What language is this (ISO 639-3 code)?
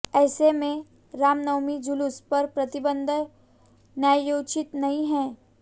hin